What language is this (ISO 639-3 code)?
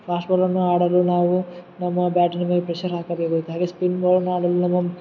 kan